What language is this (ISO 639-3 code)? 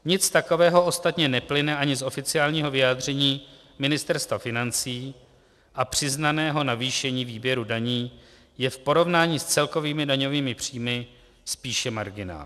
ces